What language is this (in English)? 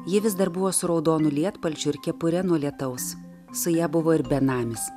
Lithuanian